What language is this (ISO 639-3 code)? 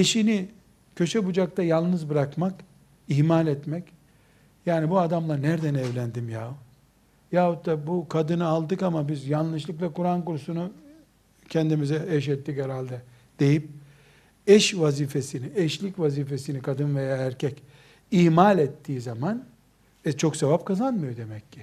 tur